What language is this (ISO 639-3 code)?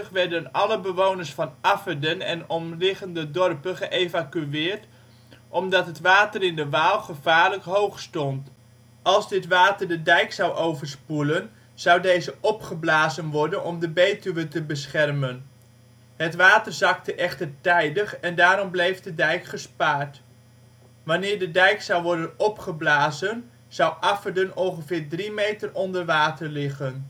nld